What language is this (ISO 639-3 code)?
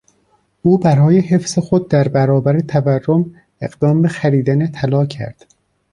fas